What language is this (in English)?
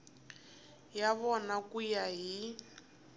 Tsonga